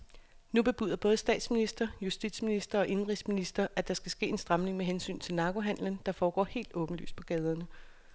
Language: Danish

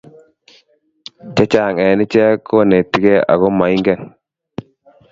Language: Kalenjin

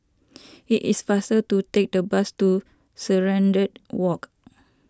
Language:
English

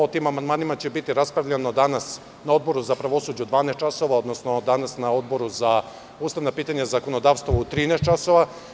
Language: Serbian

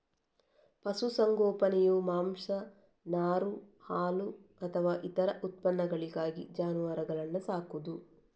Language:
Kannada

